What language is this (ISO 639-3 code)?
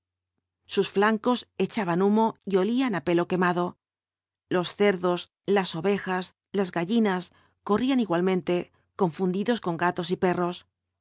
spa